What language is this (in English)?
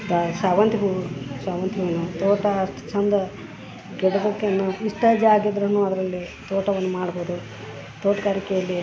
Kannada